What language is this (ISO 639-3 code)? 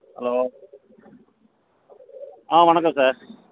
tam